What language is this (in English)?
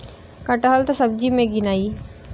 Bhojpuri